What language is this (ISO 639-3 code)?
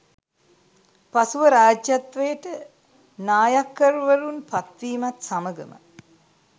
sin